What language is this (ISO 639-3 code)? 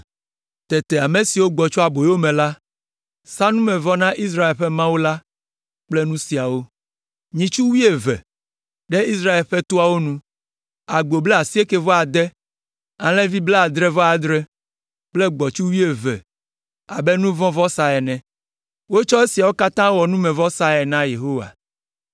ewe